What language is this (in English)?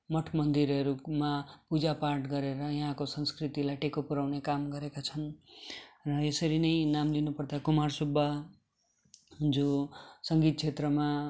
Nepali